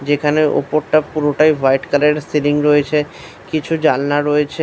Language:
Bangla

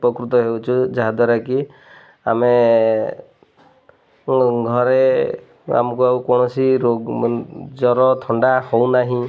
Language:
Odia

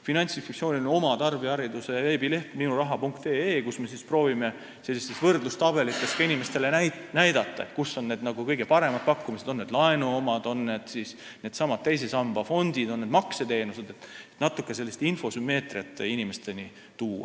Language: Estonian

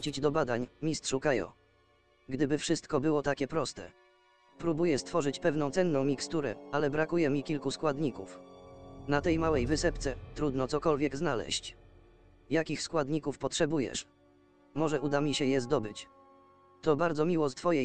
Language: Polish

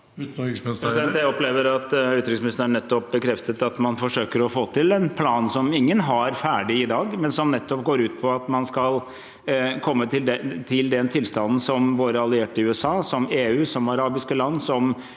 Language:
Norwegian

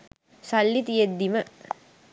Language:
Sinhala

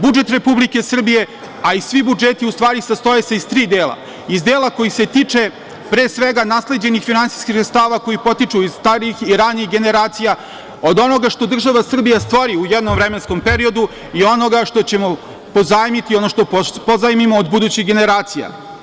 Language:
Serbian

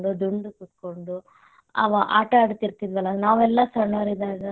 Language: Kannada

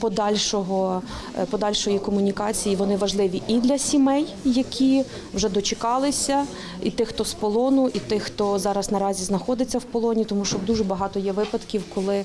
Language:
Ukrainian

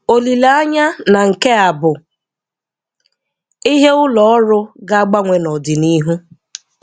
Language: Igbo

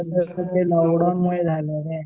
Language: Marathi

